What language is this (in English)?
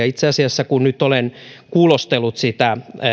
Finnish